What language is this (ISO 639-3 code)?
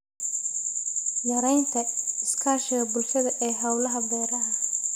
som